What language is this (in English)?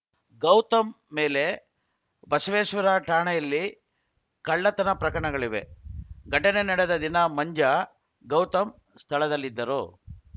Kannada